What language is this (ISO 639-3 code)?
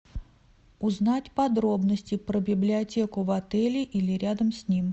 rus